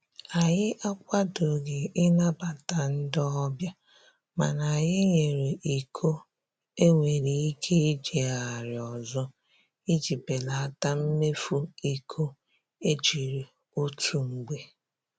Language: Igbo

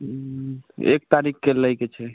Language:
Maithili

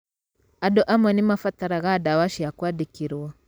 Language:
Kikuyu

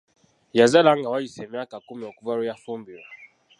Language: Ganda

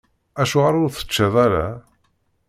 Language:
Kabyle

